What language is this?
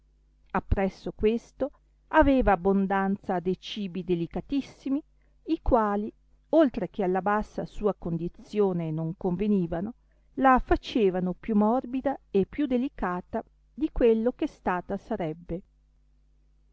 Italian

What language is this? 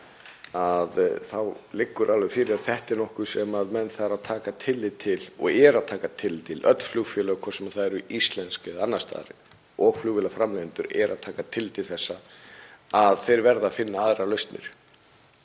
Icelandic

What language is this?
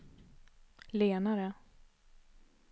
Swedish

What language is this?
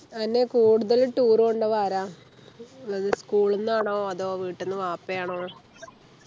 Malayalam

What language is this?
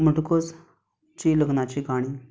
Konkani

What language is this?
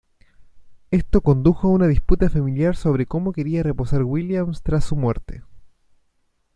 Spanish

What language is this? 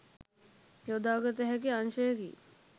Sinhala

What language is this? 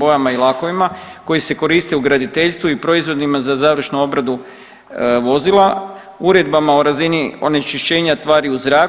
Croatian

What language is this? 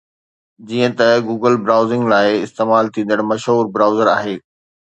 Sindhi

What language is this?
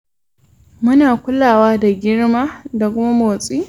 Hausa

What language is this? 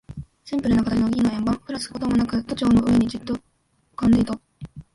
Japanese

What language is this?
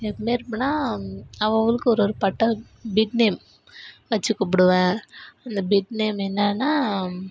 Tamil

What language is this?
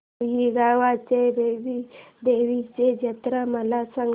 Marathi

